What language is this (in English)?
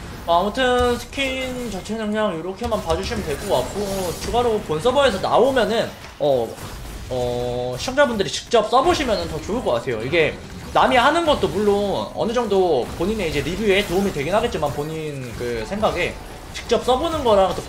Korean